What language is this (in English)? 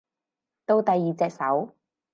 Cantonese